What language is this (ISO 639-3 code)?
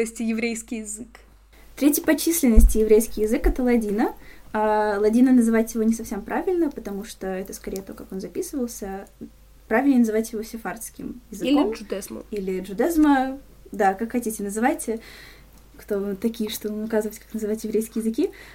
rus